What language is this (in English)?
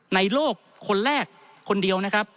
Thai